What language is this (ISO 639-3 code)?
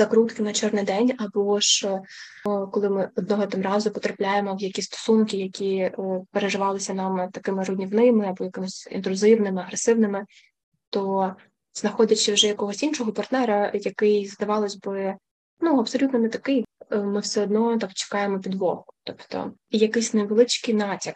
ukr